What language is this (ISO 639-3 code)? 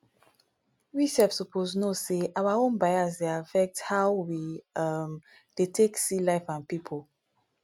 pcm